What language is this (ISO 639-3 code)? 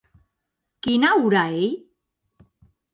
oci